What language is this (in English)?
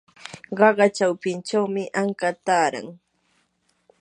Yanahuanca Pasco Quechua